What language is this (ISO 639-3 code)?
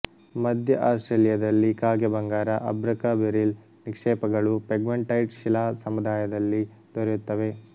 kan